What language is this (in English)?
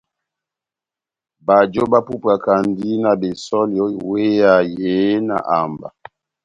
Batanga